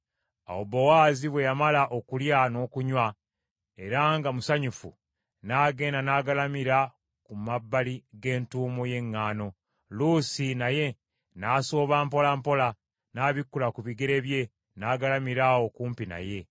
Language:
Ganda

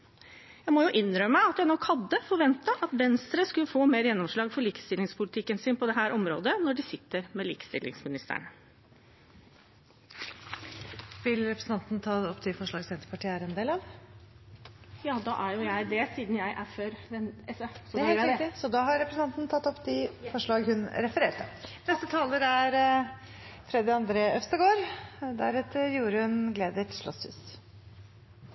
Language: Norwegian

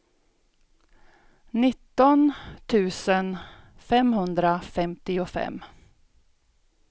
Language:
Swedish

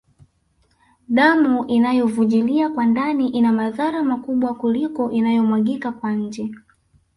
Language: Swahili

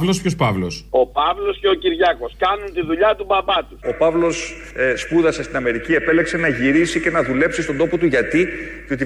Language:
Greek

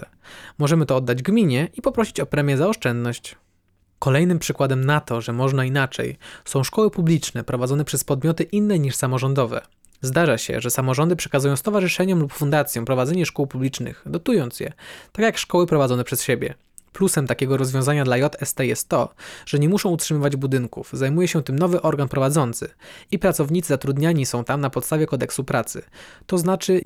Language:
Polish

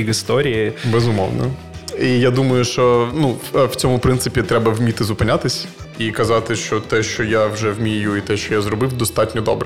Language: Ukrainian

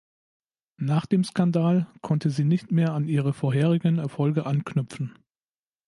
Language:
German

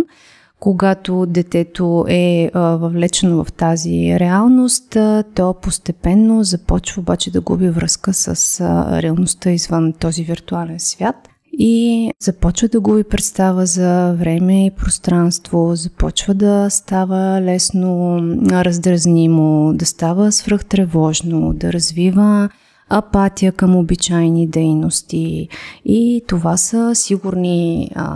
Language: Bulgarian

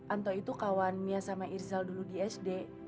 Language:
Indonesian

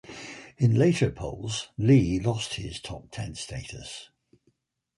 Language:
English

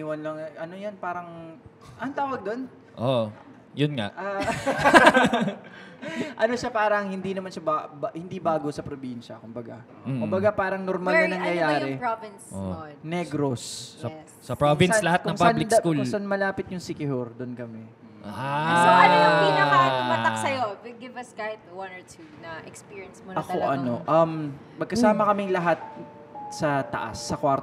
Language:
Filipino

